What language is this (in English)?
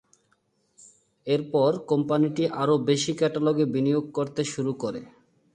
Bangla